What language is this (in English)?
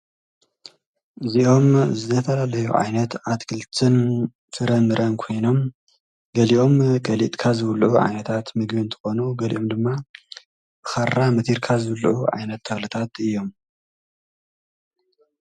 Tigrinya